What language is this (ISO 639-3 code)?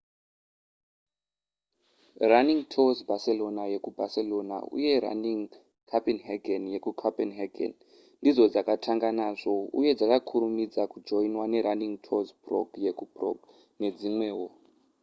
sna